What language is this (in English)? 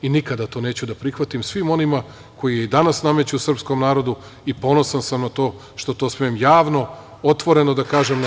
Serbian